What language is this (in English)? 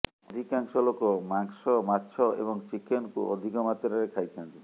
Odia